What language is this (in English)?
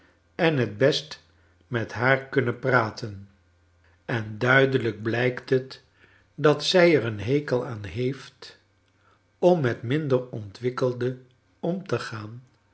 Dutch